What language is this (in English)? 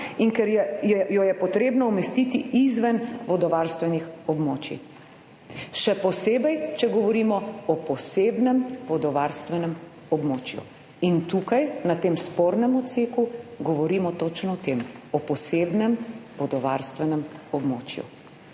Slovenian